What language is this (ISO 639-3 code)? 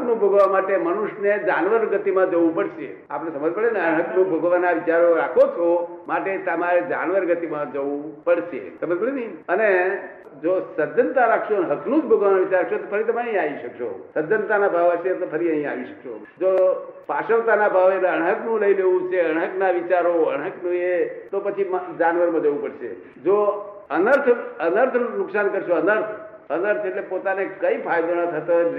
guj